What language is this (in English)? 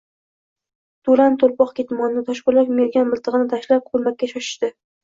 Uzbek